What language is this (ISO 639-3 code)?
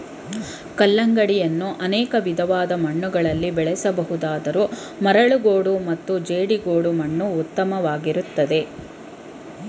kan